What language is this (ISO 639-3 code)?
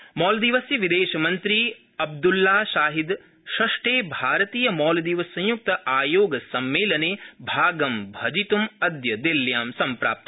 san